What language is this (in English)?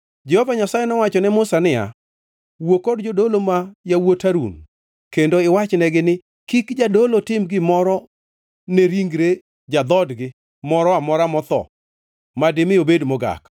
Luo (Kenya and Tanzania)